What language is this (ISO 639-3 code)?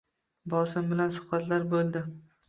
uzb